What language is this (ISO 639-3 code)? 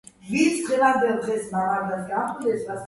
kat